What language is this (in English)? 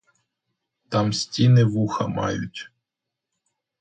Ukrainian